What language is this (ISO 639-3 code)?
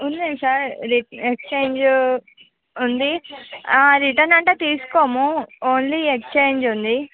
tel